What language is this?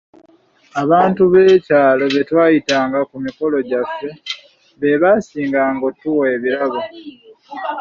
Ganda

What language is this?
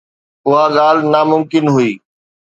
Sindhi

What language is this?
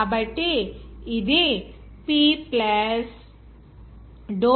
Telugu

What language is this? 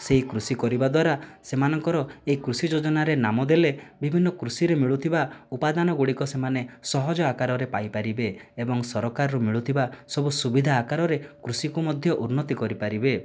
Odia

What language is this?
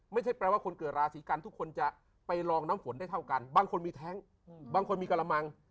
Thai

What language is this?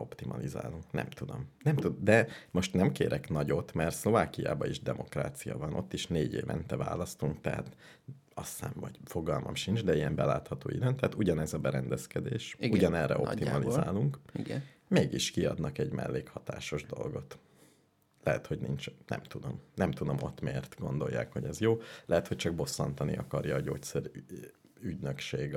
Hungarian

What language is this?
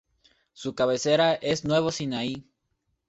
Spanish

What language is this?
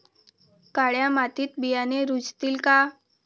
Marathi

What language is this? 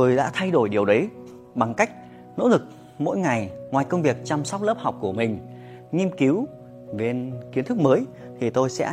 Vietnamese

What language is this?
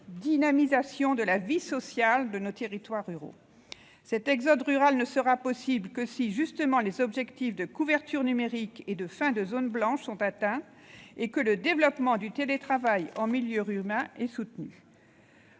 French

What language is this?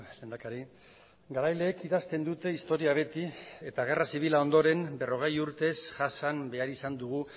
Basque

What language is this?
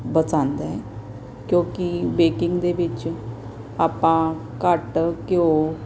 Punjabi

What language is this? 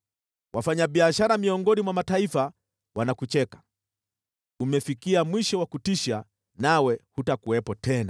Swahili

